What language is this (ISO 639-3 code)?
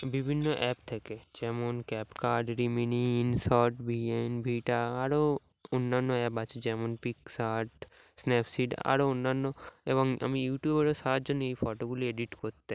ben